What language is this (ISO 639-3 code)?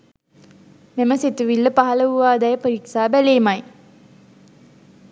sin